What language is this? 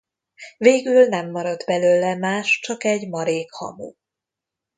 Hungarian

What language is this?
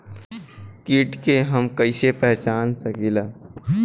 Bhojpuri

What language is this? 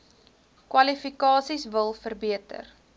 Afrikaans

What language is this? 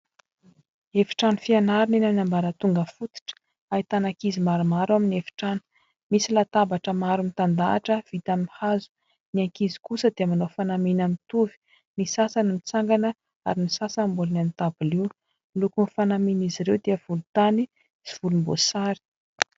Malagasy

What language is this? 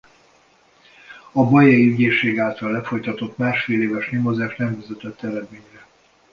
Hungarian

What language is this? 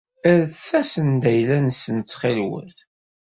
Kabyle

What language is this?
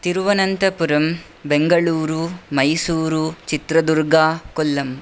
Sanskrit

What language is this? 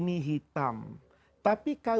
Indonesian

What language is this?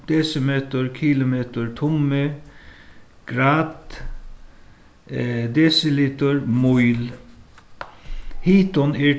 Faroese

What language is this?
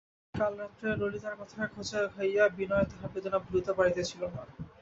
Bangla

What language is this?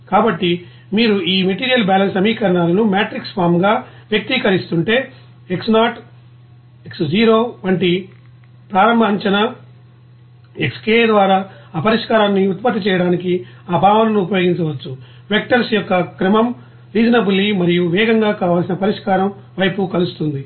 Telugu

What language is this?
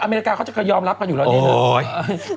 Thai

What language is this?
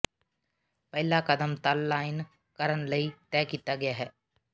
Punjabi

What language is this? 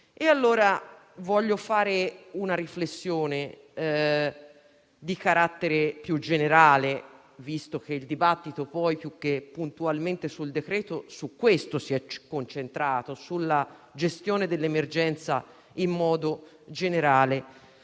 Italian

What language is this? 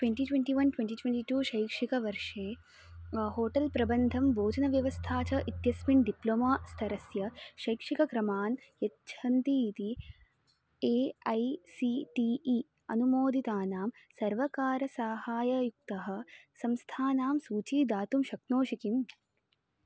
Sanskrit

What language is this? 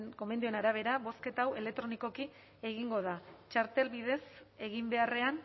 Basque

